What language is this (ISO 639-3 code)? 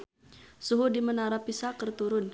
sun